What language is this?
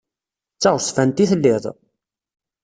Kabyle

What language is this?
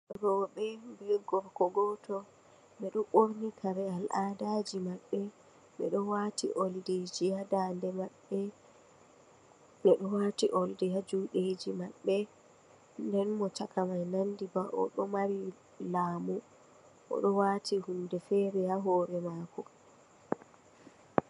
Fula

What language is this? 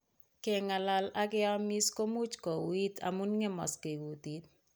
Kalenjin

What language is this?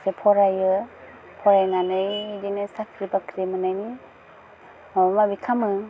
Bodo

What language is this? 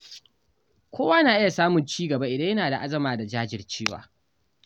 Hausa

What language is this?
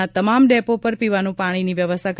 Gujarati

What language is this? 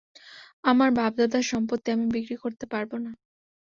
Bangla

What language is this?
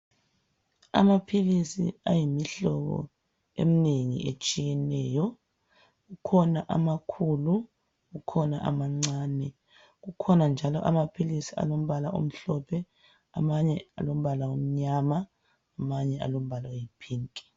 North Ndebele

